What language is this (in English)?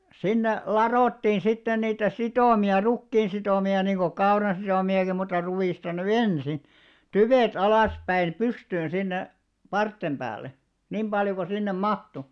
Finnish